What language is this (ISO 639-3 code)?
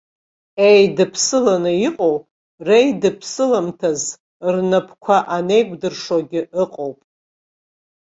abk